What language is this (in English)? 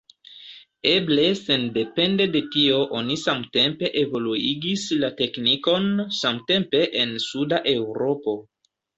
Esperanto